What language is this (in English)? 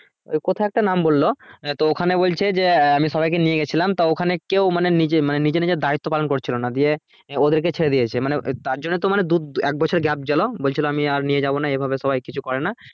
Bangla